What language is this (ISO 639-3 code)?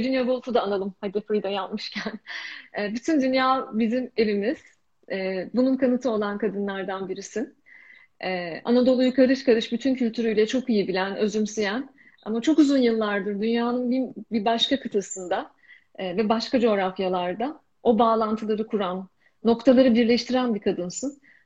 tur